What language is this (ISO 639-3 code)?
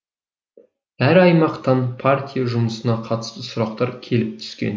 kaz